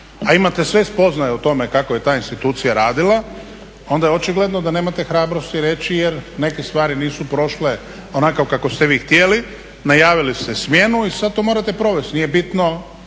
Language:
Croatian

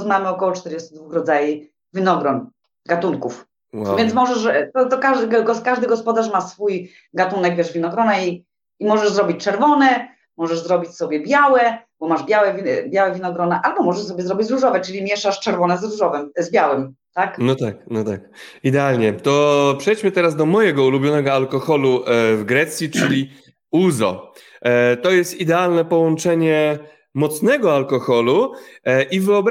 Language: Polish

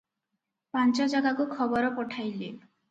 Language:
Odia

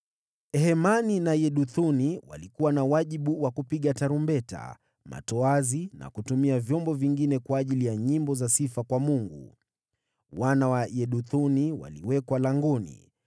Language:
Swahili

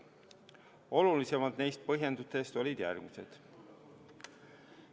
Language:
Estonian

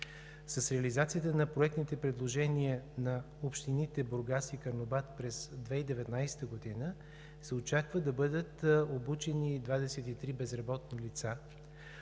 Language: Bulgarian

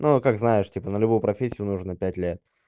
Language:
Russian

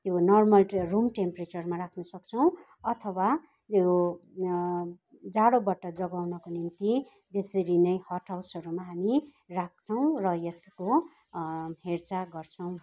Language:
Nepali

